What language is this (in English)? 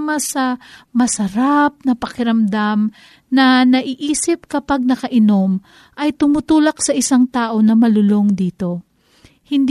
Filipino